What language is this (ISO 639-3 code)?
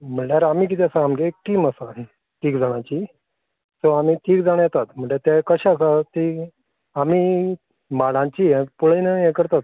kok